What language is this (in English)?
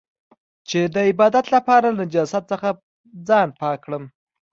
Pashto